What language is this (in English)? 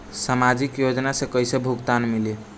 Bhojpuri